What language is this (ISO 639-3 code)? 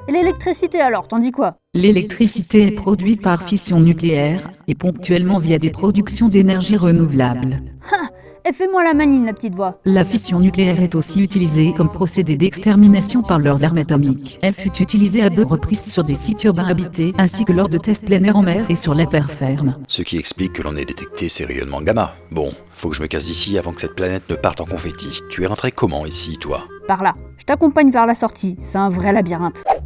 fra